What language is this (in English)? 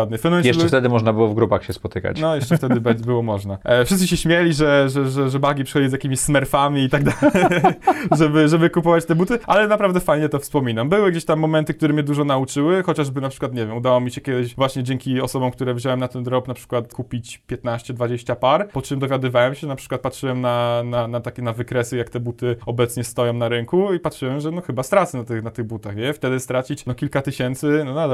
Polish